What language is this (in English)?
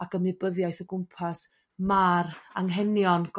Welsh